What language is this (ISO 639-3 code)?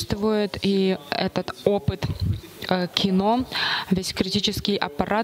rus